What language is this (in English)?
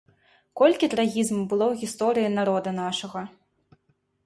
Belarusian